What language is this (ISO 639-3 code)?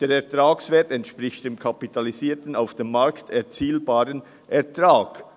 gsw